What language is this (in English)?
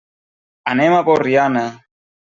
Catalan